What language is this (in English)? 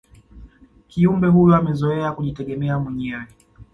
Swahili